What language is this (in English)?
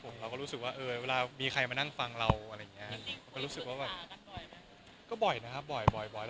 Thai